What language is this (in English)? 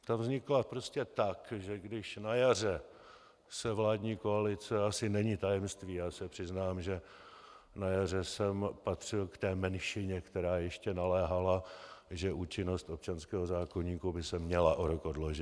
Czech